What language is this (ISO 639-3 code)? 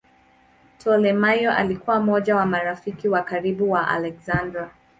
swa